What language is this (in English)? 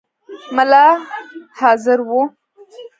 Pashto